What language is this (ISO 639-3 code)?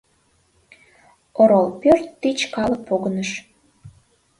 chm